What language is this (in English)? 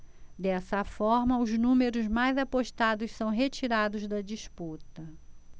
Portuguese